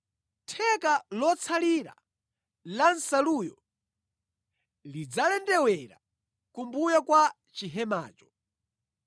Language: Nyanja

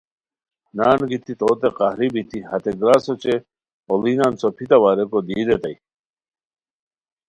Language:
Khowar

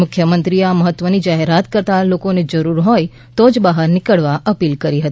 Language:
Gujarati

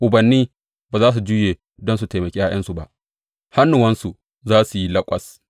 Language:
Hausa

